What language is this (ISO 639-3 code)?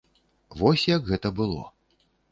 bel